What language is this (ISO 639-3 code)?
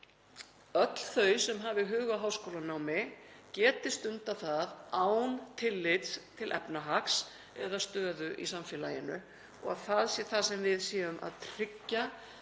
isl